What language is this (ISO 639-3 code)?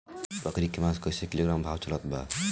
bho